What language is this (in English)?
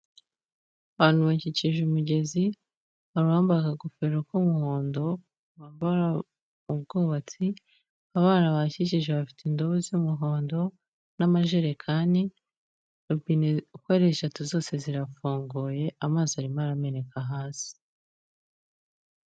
Kinyarwanda